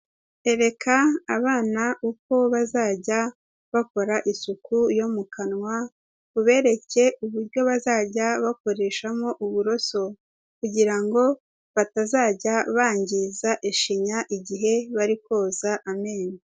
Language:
Kinyarwanda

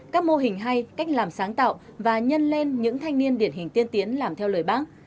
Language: Vietnamese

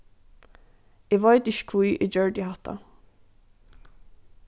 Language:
Faroese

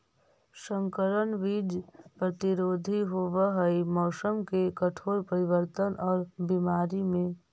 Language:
Magahi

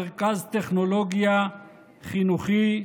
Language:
Hebrew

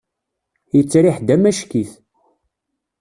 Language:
Kabyle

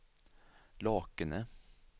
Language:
Swedish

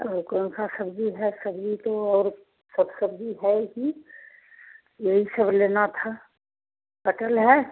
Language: Hindi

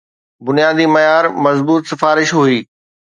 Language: Sindhi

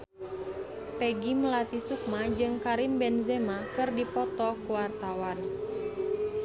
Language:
Sundanese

